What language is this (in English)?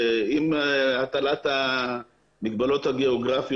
Hebrew